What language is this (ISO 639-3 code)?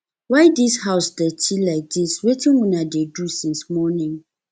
pcm